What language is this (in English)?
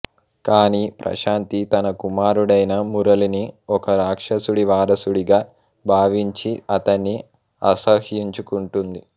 Telugu